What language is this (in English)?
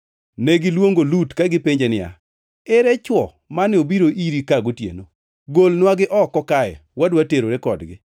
Luo (Kenya and Tanzania)